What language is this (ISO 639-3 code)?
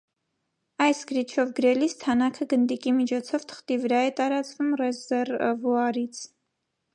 hye